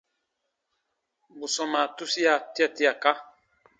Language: Baatonum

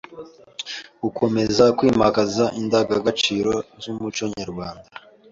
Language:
Kinyarwanda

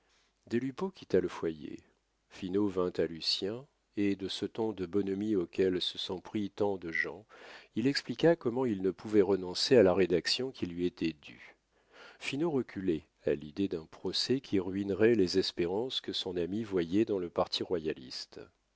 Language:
French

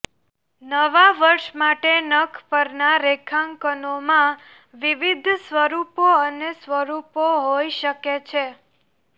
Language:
Gujarati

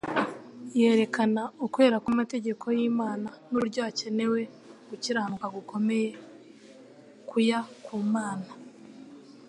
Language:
Kinyarwanda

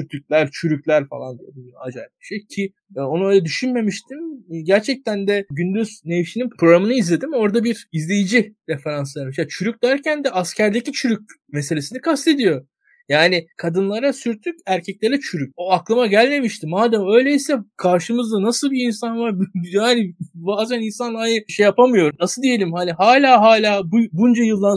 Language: Turkish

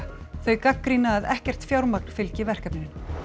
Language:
Icelandic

